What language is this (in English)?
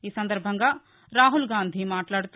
Telugu